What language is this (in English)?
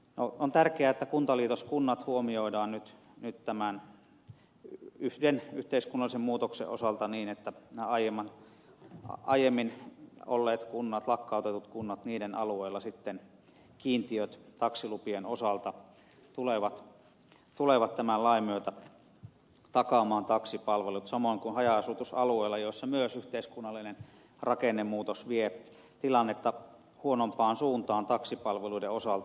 Finnish